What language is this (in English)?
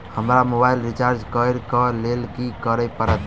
Maithili